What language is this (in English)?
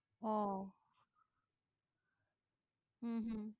Bangla